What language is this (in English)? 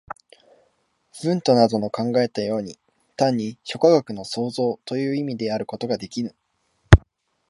Japanese